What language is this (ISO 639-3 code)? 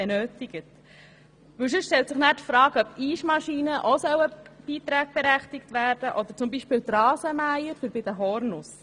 gsw